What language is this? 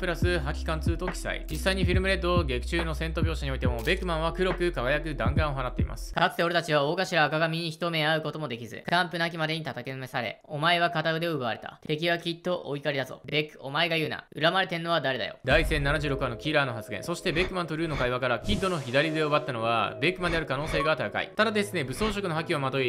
Japanese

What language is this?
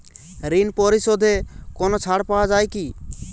Bangla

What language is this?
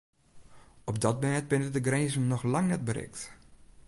Western Frisian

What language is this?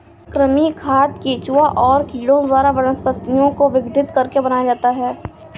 Hindi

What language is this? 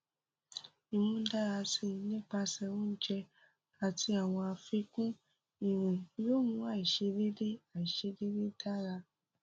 Yoruba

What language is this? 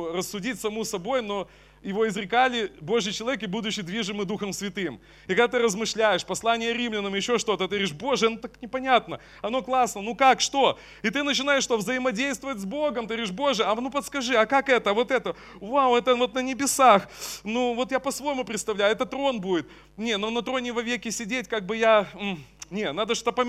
Russian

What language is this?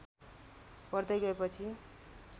Nepali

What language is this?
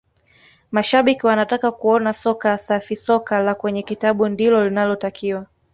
Swahili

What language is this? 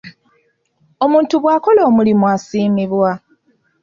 Ganda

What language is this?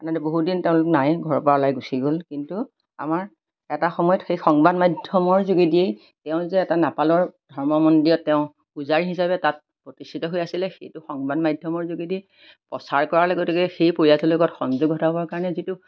Assamese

